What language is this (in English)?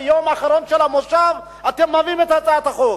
Hebrew